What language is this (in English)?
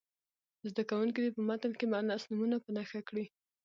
Pashto